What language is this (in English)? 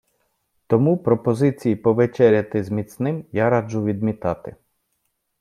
Ukrainian